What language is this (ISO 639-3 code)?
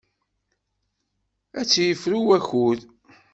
kab